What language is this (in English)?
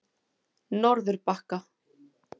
Icelandic